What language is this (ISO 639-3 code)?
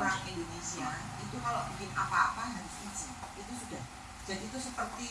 ind